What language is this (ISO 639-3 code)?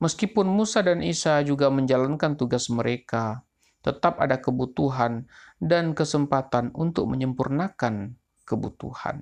ind